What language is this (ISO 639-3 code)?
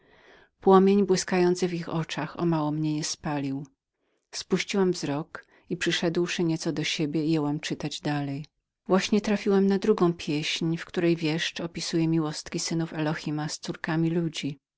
pol